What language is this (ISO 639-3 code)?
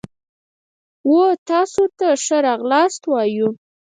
pus